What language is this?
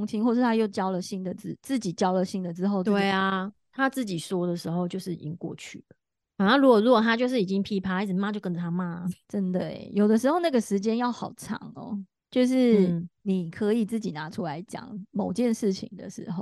Chinese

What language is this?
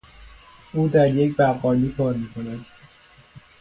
Persian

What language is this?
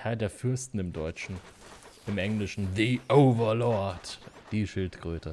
German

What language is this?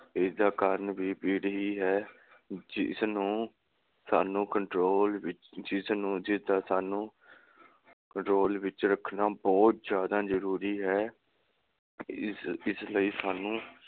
Punjabi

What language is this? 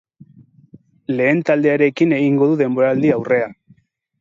Basque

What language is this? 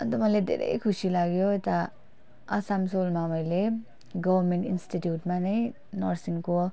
Nepali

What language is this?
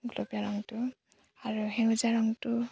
Assamese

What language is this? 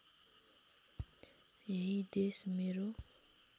Nepali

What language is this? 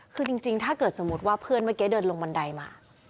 Thai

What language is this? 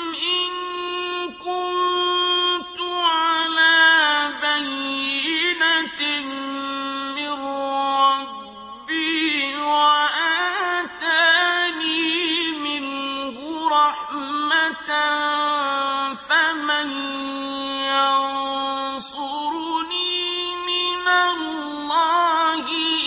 Arabic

